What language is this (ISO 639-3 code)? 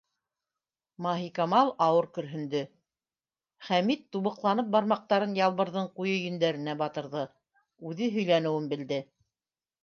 bak